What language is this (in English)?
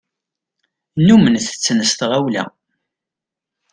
Kabyle